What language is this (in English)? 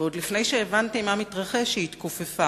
Hebrew